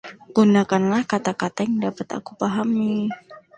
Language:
Indonesian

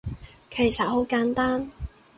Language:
Cantonese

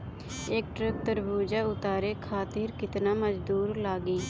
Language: Bhojpuri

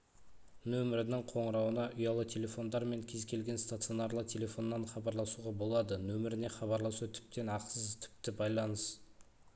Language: Kazakh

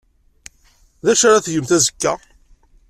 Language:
Kabyle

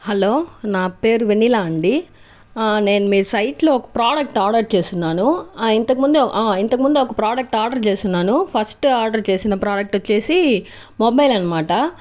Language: Telugu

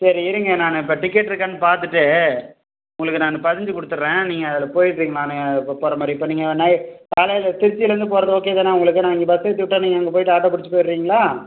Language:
Tamil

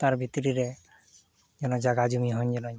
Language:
Santali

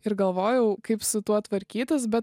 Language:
Lithuanian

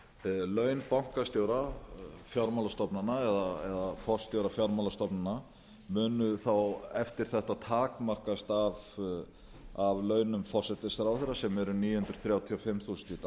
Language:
Icelandic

